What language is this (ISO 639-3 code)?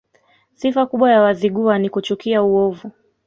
swa